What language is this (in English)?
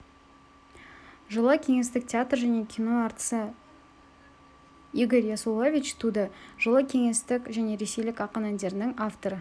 Kazakh